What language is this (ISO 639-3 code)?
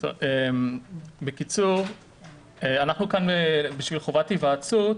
heb